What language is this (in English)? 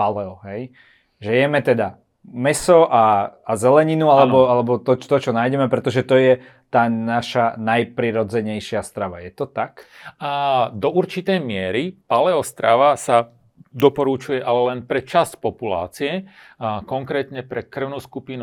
Slovak